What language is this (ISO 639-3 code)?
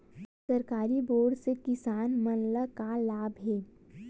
hne